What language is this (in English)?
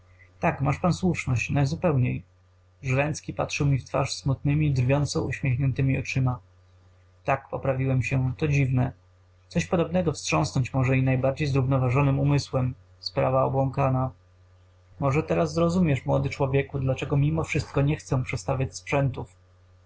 Polish